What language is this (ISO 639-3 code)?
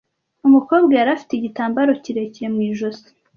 kin